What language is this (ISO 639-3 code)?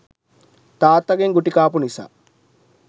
sin